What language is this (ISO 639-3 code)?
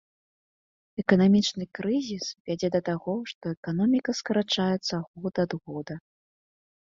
bel